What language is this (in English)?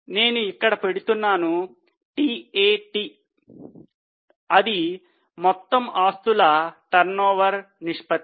Telugu